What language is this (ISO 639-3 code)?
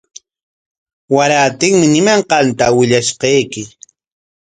qwa